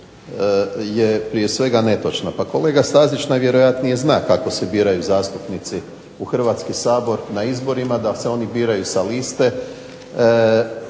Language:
Croatian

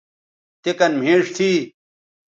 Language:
Bateri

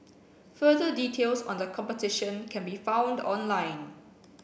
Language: English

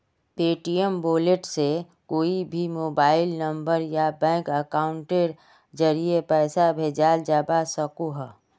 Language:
Magahi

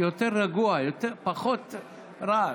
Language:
Hebrew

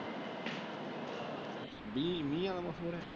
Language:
Punjabi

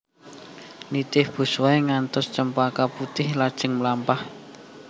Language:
Javanese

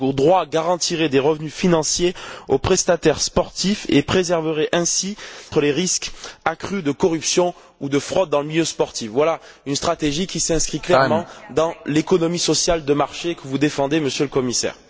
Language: French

